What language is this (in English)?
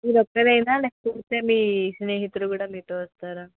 Telugu